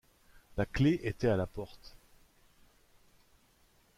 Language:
French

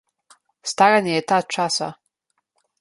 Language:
Slovenian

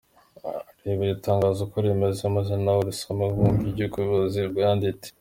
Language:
Kinyarwanda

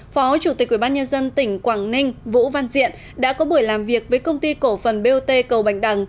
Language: Vietnamese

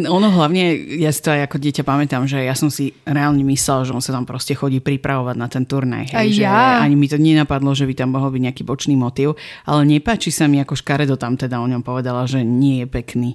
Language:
Slovak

